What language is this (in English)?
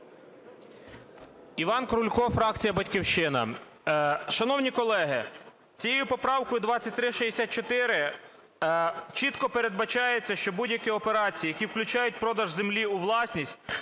Ukrainian